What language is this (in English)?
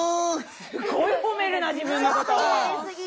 Japanese